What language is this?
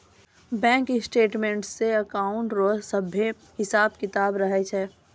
Maithili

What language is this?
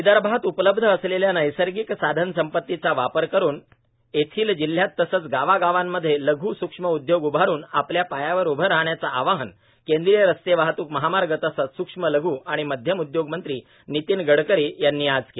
Marathi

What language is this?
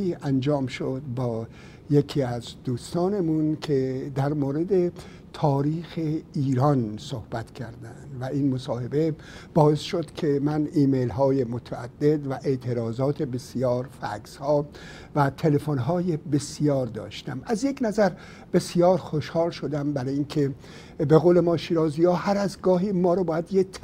Persian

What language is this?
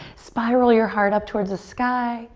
English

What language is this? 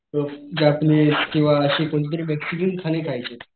Marathi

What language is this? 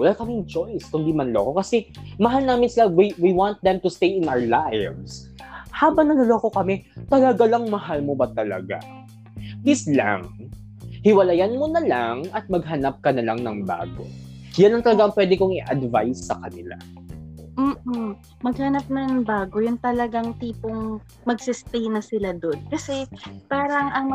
Filipino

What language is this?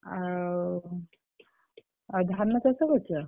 Odia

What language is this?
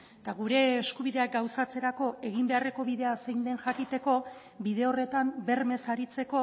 Basque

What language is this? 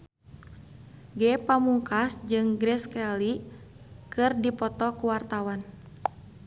Sundanese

